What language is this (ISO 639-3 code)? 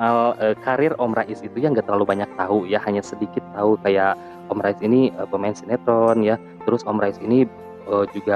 ind